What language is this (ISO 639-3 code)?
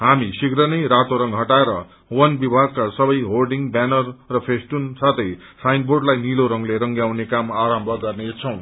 nep